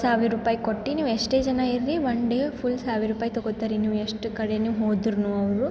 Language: Kannada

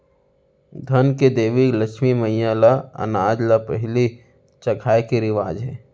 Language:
Chhattisgarhi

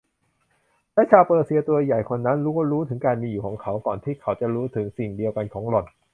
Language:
Thai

